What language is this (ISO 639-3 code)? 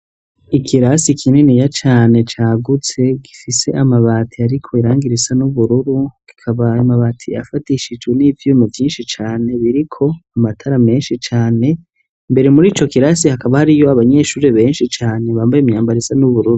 run